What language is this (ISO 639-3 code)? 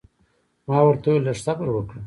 pus